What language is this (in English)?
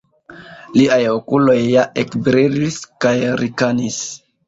Esperanto